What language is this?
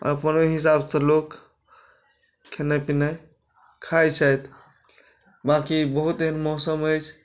Maithili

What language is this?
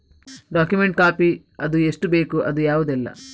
Kannada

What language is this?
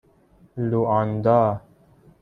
Persian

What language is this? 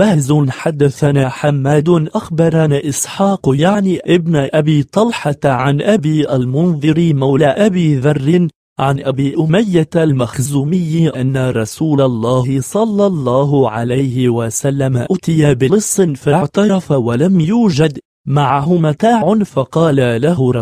Arabic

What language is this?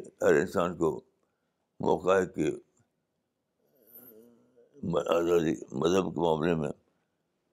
Urdu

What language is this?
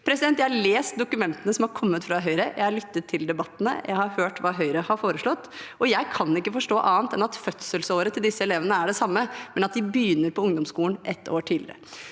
Norwegian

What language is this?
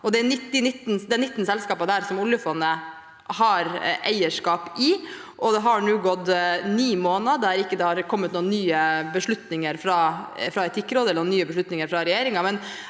Norwegian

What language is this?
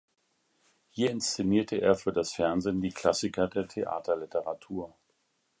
German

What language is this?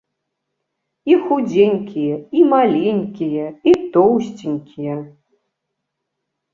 Belarusian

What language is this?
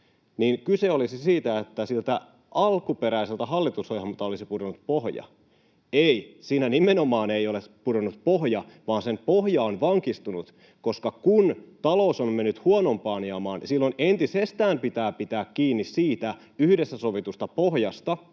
Finnish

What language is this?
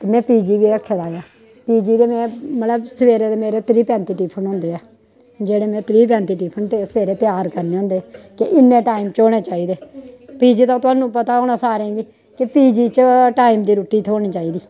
Dogri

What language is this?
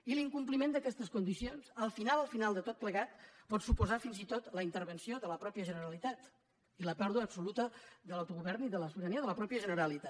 Catalan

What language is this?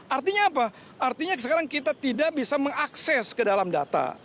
Indonesian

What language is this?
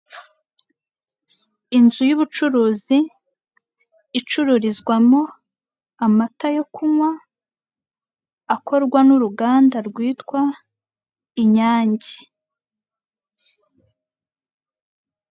Kinyarwanda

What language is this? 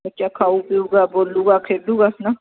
Punjabi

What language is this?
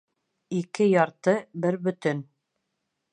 Bashkir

